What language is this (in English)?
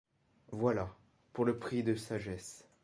French